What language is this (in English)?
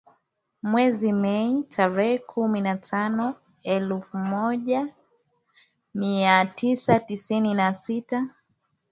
Swahili